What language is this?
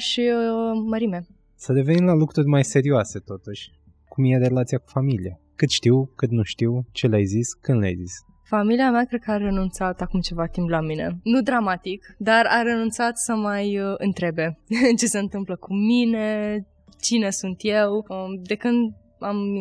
Romanian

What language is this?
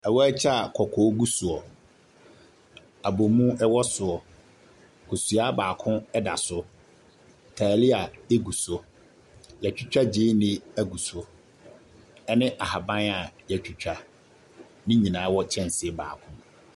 Akan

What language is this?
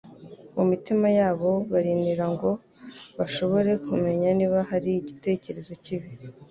Kinyarwanda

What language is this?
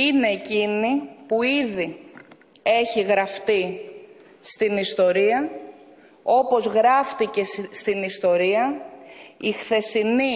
Greek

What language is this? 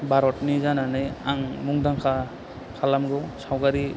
Bodo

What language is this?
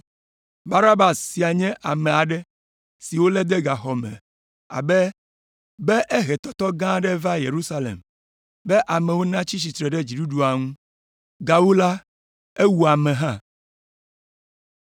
Ewe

